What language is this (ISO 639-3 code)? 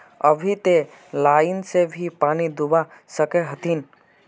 mag